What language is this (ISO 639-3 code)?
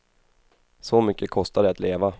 swe